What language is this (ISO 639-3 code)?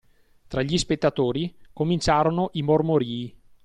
ita